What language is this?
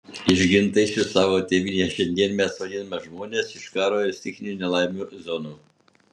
Lithuanian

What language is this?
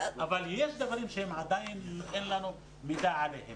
Hebrew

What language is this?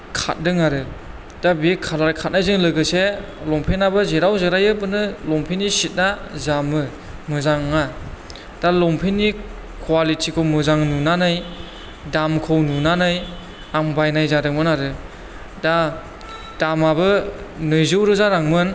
Bodo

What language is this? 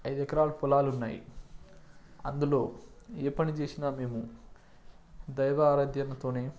Telugu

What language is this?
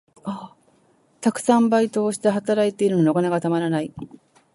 Japanese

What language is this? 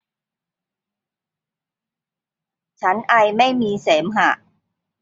Thai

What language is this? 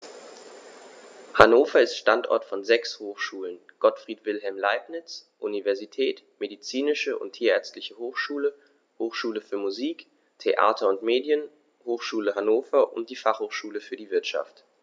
German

